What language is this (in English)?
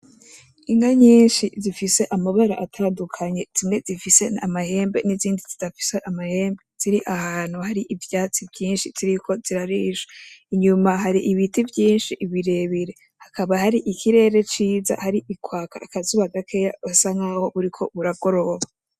Rundi